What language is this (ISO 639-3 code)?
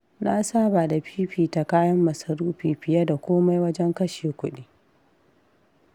hau